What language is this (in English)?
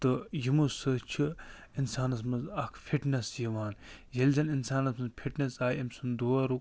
Kashmiri